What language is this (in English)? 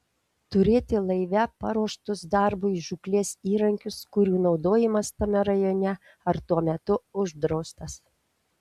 Lithuanian